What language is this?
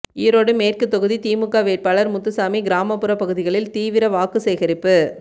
Tamil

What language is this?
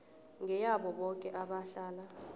South Ndebele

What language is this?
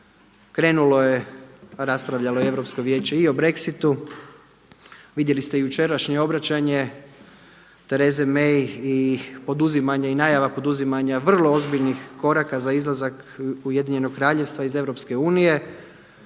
Croatian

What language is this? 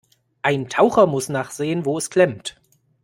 German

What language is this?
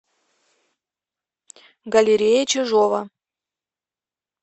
Russian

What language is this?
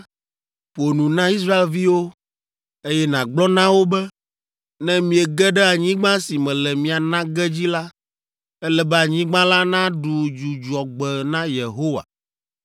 Ewe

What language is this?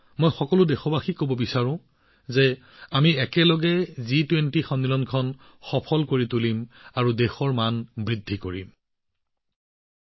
Assamese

